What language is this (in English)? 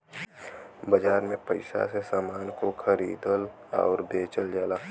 Bhojpuri